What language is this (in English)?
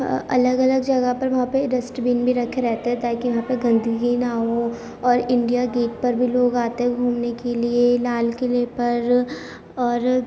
Urdu